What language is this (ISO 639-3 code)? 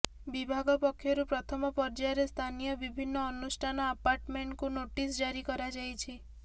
ori